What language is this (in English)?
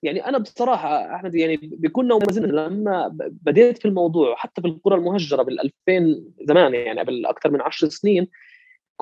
Arabic